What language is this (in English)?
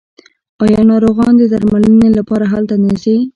Pashto